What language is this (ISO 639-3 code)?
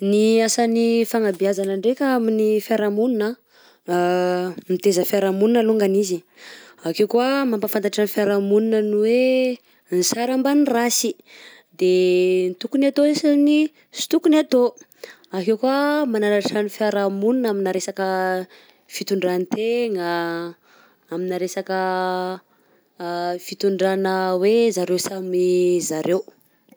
bzc